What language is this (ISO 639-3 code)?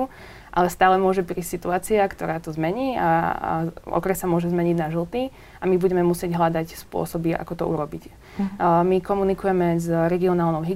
slk